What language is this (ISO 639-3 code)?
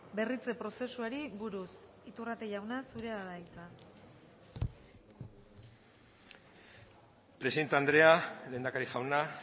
eus